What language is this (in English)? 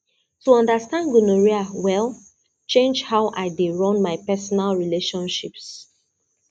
Nigerian Pidgin